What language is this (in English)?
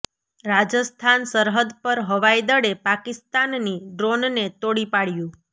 Gujarati